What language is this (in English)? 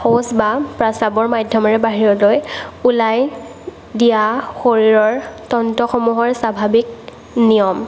Assamese